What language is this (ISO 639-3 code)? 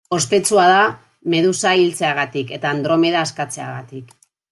eus